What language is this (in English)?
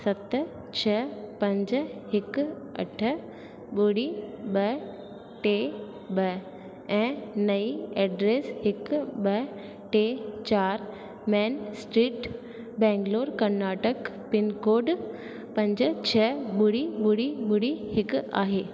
Sindhi